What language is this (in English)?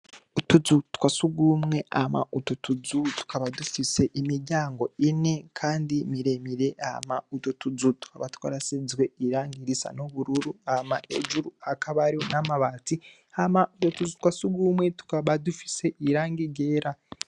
Rundi